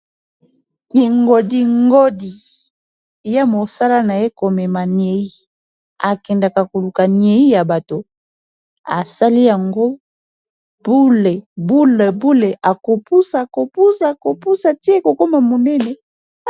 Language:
Lingala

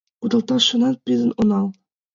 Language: Mari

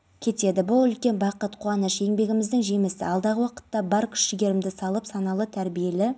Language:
Kazakh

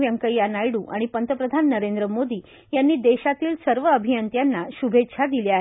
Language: Marathi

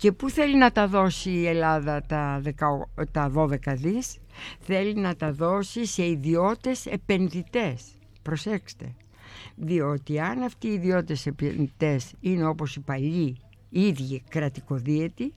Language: Greek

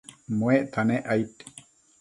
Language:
Matsés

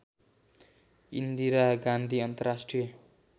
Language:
Nepali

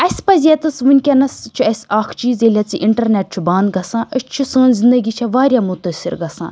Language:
Kashmiri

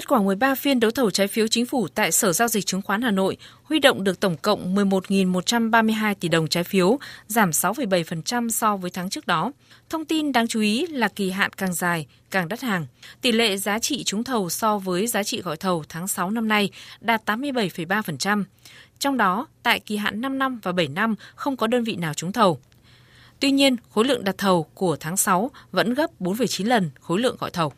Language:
Vietnamese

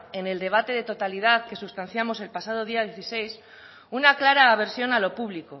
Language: Spanish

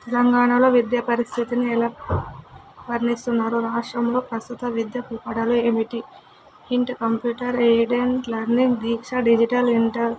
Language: Telugu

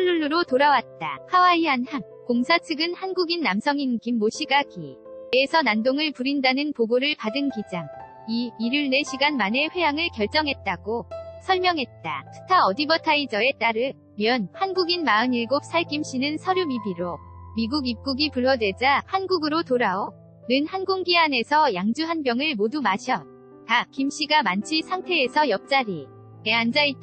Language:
Korean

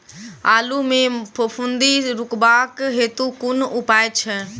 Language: Maithili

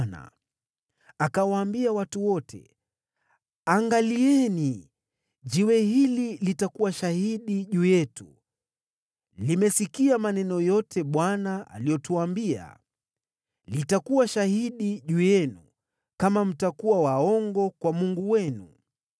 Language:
Swahili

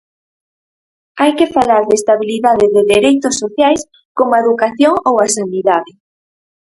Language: Galician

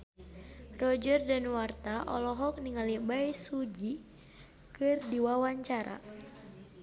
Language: Sundanese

